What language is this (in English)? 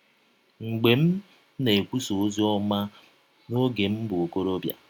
Igbo